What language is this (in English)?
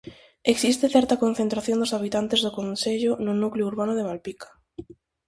Galician